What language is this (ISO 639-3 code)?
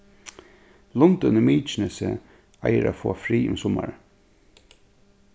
fao